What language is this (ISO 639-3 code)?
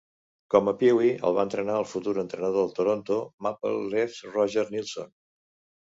cat